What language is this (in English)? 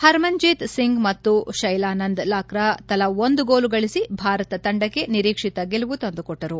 Kannada